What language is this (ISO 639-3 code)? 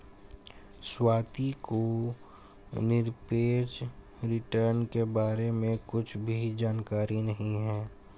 hin